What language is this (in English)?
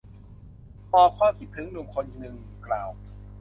Thai